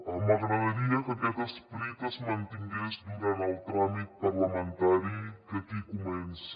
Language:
Catalan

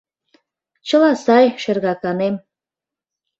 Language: Mari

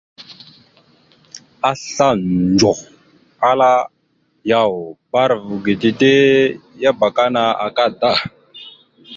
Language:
Mada (Cameroon)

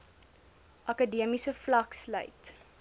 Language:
Afrikaans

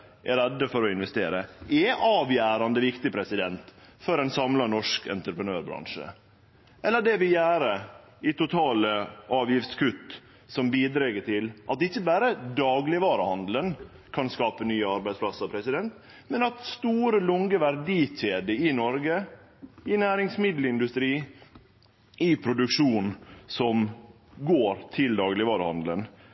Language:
Norwegian Nynorsk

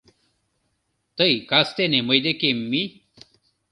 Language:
Mari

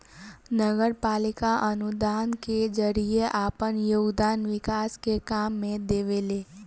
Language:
Bhojpuri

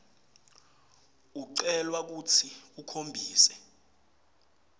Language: Swati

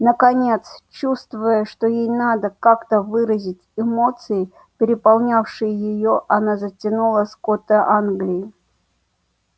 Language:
Russian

